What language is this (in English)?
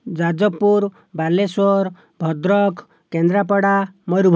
Odia